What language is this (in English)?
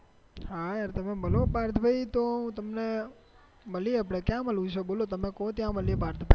Gujarati